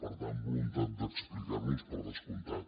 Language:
Catalan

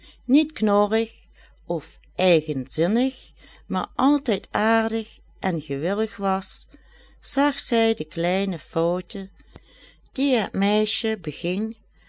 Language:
Dutch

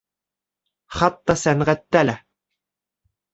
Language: Bashkir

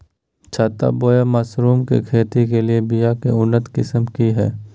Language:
Magahi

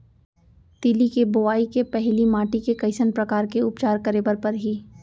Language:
Chhattisgarhi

